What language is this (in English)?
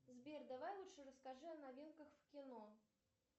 Russian